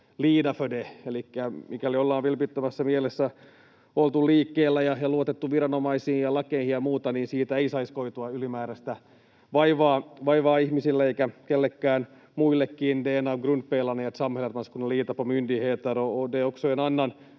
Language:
Finnish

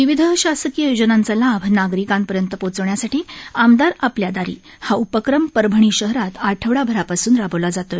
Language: Marathi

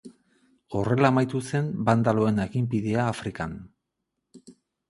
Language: Basque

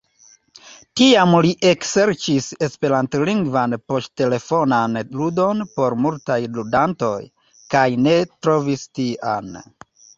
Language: Esperanto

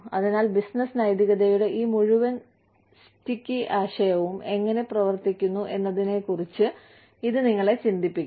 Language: Malayalam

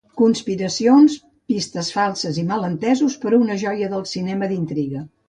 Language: Catalan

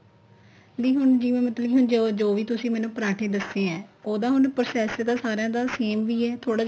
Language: Punjabi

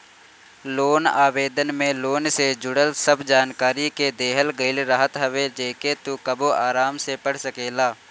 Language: Bhojpuri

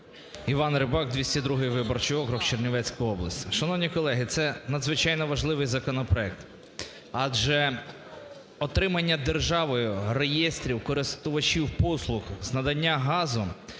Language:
Ukrainian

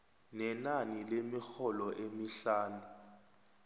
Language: South Ndebele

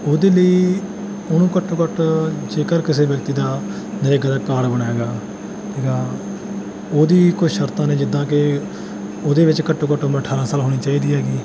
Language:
Punjabi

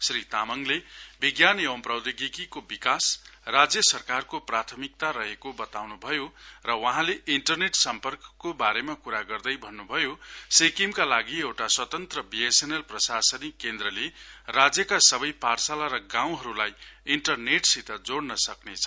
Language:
Nepali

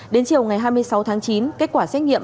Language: Vietnamese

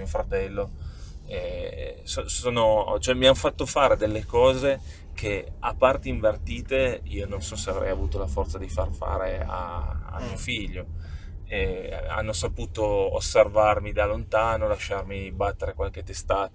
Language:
Italian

